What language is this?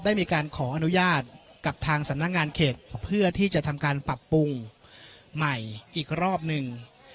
Thai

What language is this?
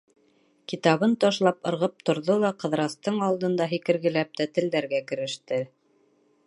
Bashkir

